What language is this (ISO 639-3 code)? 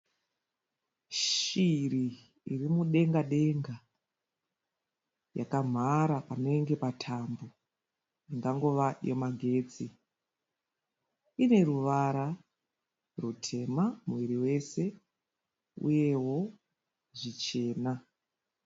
sna